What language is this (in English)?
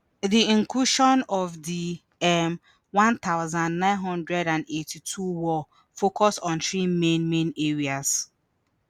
Nigerian Pidgin